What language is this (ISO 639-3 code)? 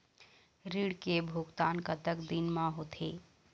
hne